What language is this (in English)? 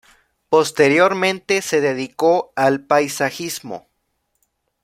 Spanish